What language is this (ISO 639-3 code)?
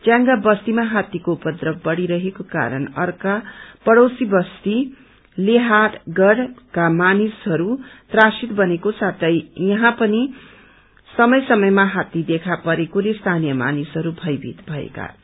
nep